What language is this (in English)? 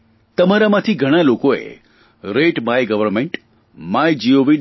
Gujarati